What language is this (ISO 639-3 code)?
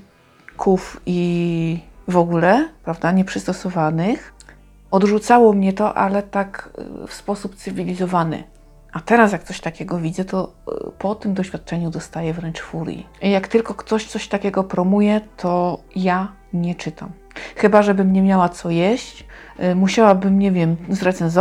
pol